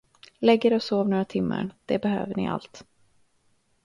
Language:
Swedish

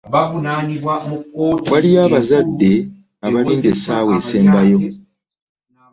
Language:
Ganda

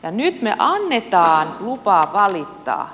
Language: Finnish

